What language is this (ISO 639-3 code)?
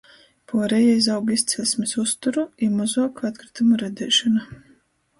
ltg